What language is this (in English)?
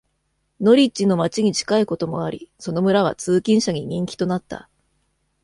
Japanese